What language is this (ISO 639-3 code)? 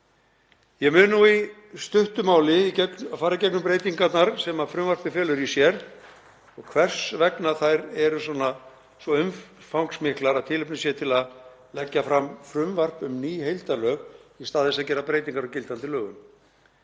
isl